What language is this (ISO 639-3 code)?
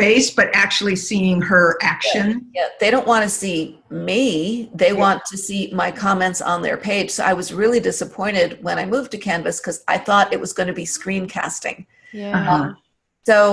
eng